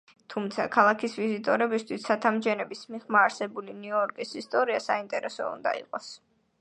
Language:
Georgian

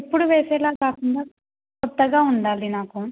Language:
Telugu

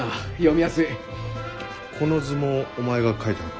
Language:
Japanese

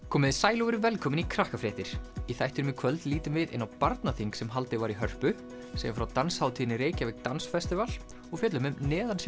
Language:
Icelandic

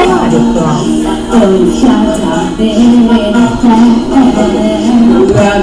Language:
Italian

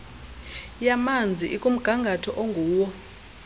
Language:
Xhosa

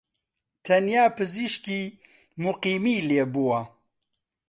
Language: Central Kurdish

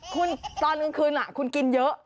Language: Thai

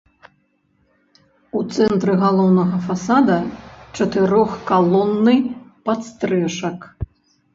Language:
Belarusian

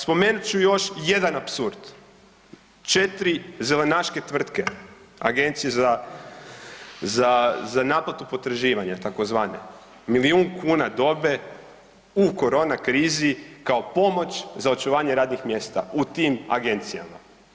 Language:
Croatian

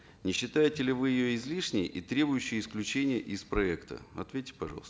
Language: Kazakh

